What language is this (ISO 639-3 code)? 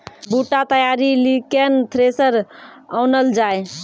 mai